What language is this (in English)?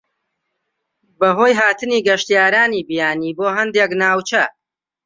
Central Kurdish